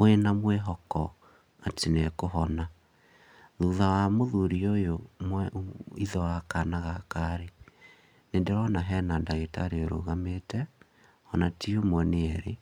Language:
Kikuyu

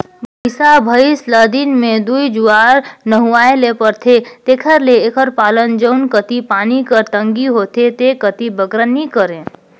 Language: Chhattisgarhi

